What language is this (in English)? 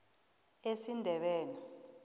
South Ndebele